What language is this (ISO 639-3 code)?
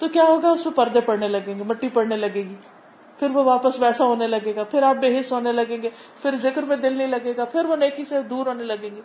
urd